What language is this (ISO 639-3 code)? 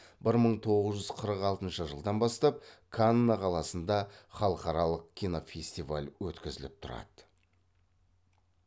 kaz